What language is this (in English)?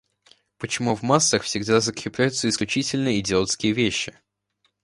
Russian